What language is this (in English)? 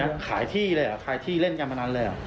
Thai